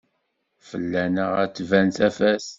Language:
Kabyle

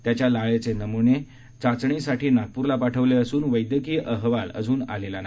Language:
Marathi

